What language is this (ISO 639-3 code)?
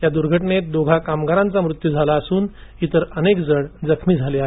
mar